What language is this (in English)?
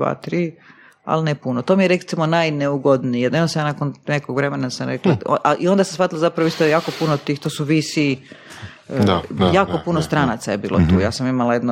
Croatian